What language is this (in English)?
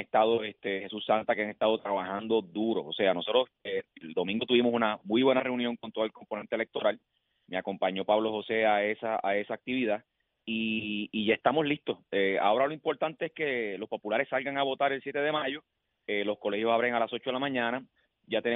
Spanish